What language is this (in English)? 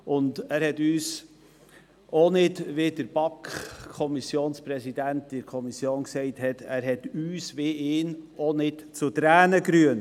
Swiss German